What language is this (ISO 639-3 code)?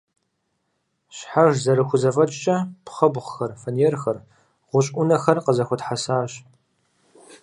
kbd